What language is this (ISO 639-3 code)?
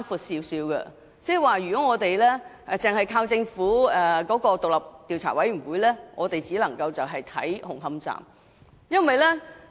yue